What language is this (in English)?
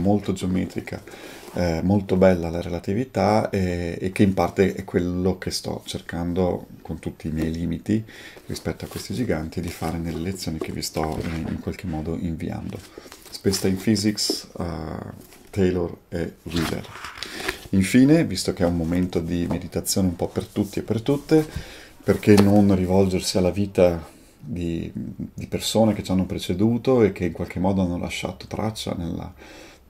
Italian